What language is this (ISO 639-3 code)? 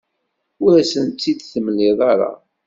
kab